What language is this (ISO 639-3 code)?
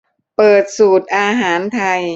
tha